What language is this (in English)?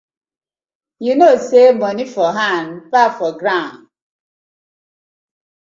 Nigerian Pidgin